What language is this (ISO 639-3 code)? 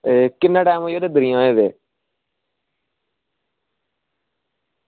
doi